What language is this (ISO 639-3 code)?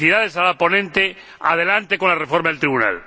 spa